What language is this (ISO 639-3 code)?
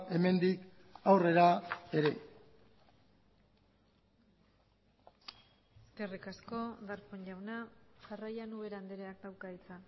eus